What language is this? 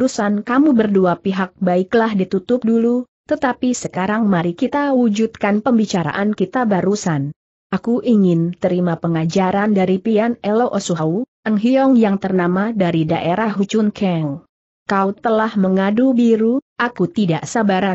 Indonesian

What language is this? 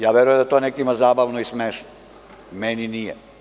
Serbian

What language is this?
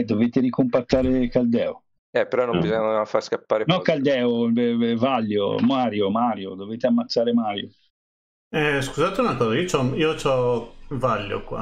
Italian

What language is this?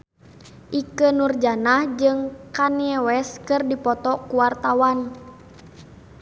Sundanese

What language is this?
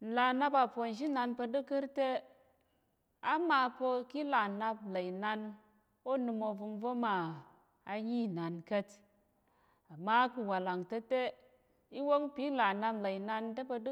Tarok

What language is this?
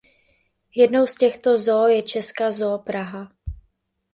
Czech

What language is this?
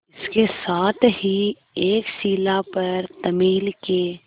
Hindi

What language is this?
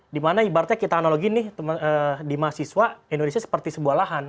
Indonesian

